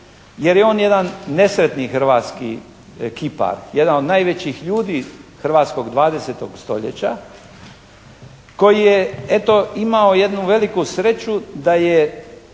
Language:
Croatian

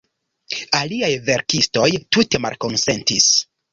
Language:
Esperanto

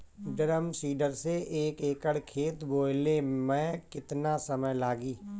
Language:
Bhojpuri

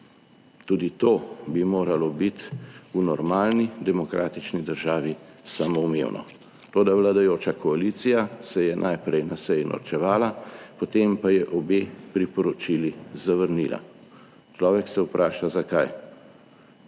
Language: Slovenian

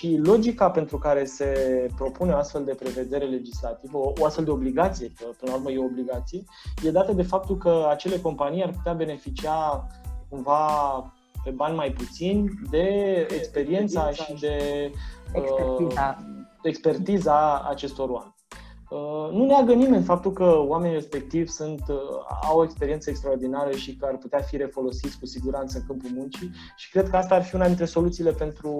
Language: Romanian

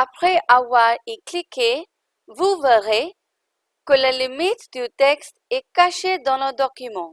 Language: French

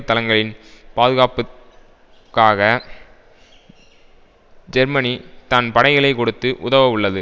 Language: Tamil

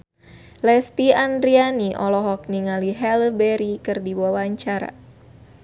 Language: Sundanese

